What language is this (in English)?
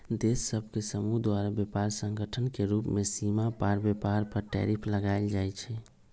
Magahi